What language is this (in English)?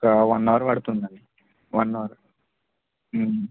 Telugu